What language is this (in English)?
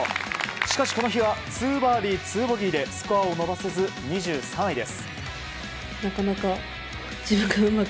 Japanese